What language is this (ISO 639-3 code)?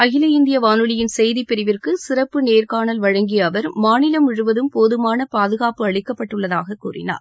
tam